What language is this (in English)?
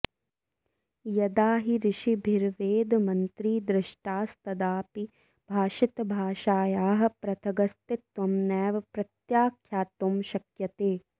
Sanskrit